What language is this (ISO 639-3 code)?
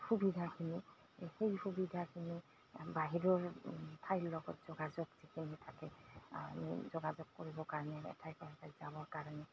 asm